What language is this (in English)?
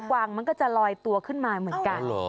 Thai